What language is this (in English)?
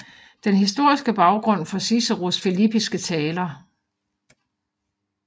Danish